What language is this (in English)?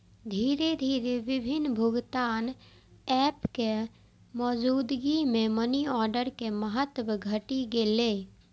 Maithili